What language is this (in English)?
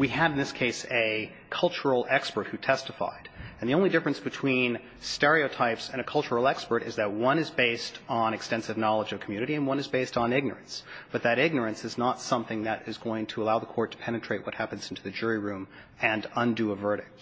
English